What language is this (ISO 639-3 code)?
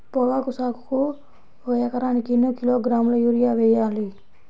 tel